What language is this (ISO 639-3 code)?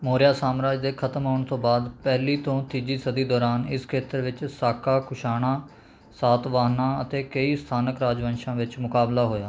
pan